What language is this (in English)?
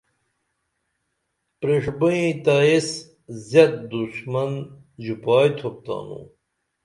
Dameli